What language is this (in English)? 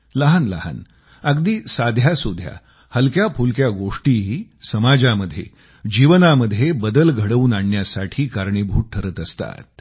Marathi